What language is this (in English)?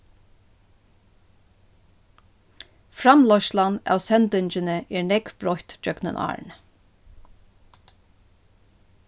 Faroese